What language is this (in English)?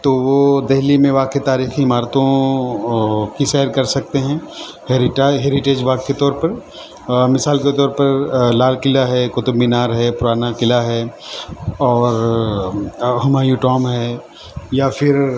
Urdu